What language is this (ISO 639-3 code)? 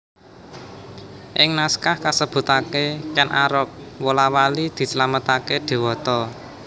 jav